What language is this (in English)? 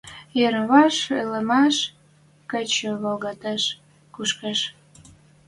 Western Mari